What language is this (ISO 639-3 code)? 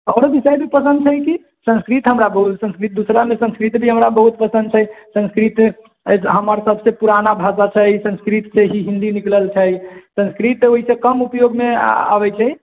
mai